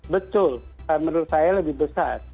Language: Indonesian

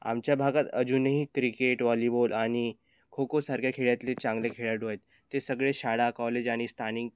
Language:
Marathi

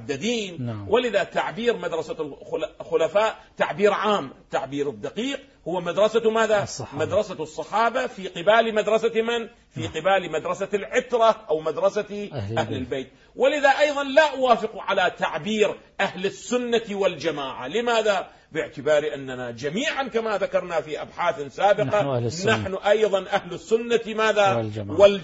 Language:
Arabic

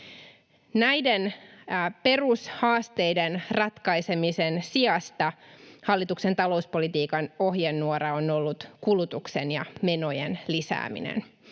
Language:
Finnish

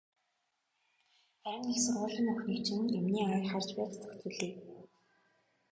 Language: Mongolian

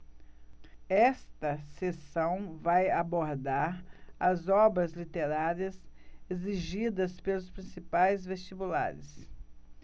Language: Portuguese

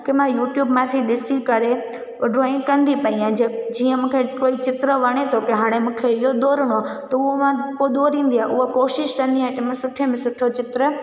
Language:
Sindhi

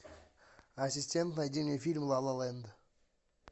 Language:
Russian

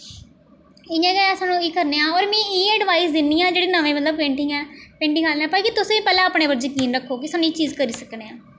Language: Dogri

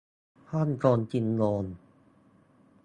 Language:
Thai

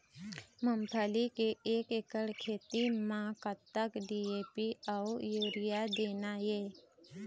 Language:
Chhattisgarhi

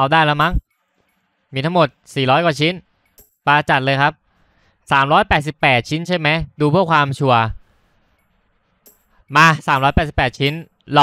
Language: Thai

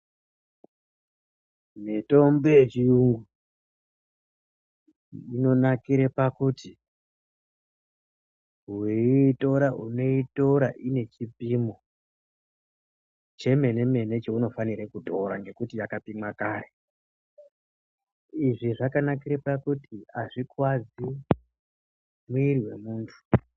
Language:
Ndau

